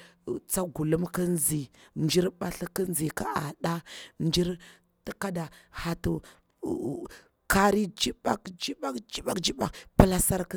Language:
Bura-Pabir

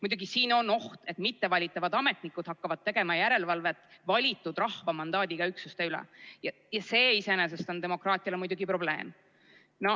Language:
Estonian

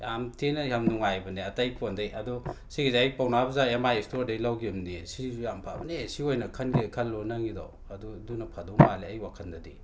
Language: Manipuri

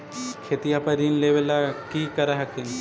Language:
Magahi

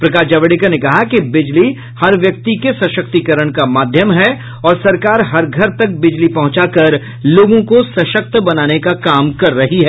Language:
Hindi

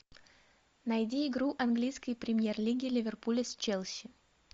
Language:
Russian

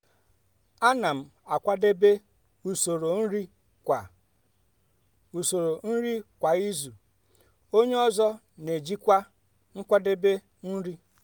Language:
Igbo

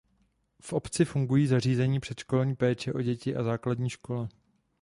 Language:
Czech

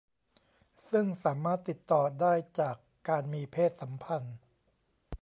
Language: Thai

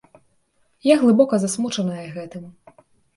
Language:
Belarusian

